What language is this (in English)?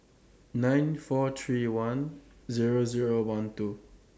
English